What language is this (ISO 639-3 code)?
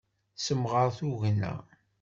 kab